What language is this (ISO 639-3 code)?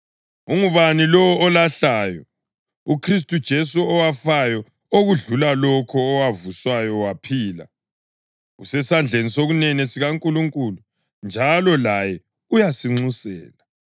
nde